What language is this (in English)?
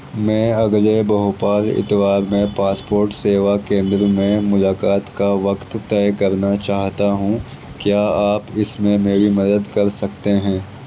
Urdu